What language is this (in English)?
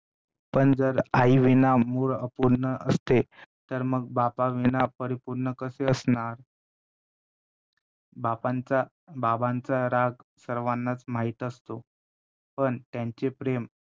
Marathi